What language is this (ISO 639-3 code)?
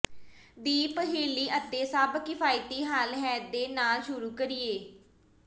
pan